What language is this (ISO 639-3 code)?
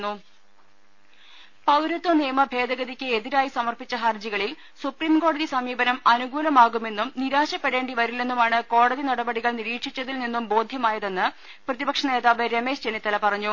mal